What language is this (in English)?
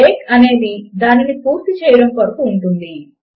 Telugu